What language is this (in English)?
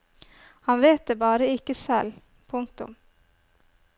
Norwegian